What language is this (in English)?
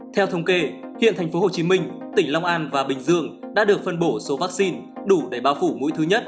Vietnamese